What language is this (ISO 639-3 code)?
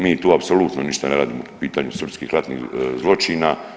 hrv